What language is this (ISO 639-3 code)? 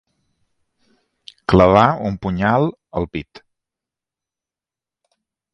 cat